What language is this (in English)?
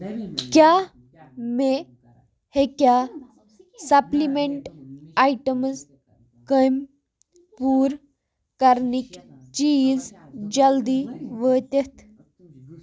Kashmiri